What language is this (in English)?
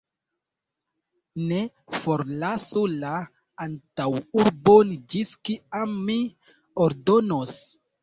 Esperanto